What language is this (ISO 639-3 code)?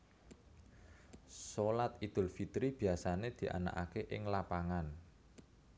jav